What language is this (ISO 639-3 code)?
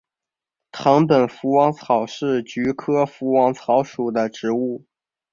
zho